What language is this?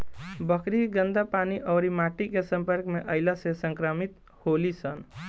Bhojpuri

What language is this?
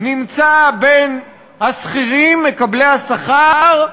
Hebrew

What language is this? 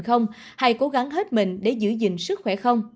Vietnamese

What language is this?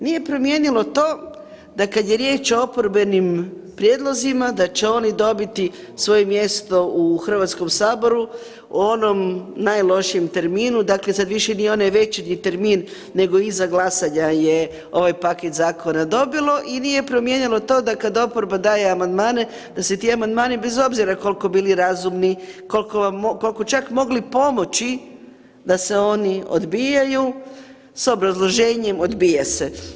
Croatian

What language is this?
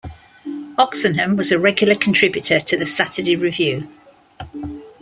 English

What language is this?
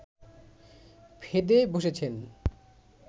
Bangla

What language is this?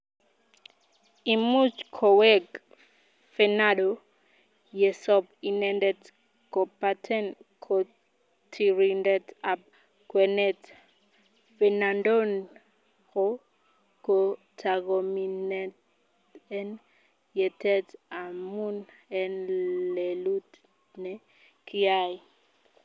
Kalenjin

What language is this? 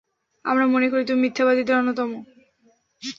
Bangla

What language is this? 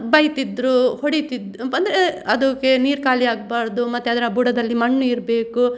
Kannada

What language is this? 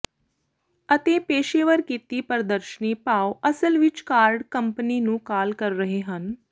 Punjabi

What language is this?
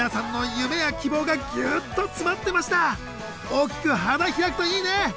Japanese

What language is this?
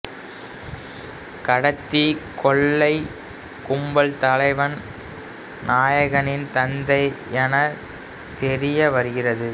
Tamil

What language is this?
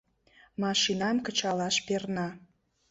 Mari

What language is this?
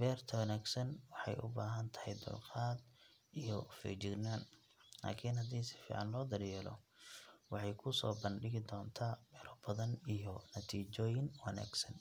Somali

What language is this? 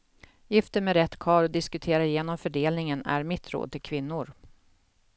Swedish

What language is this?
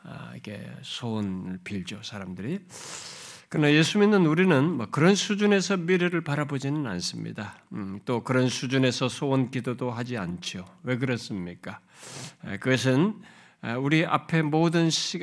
Korean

